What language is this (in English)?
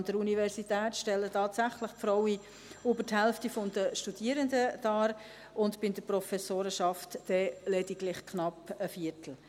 Swiss German